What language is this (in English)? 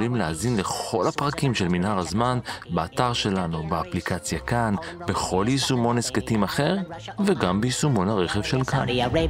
Hebrew